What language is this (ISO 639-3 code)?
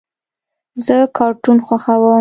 pus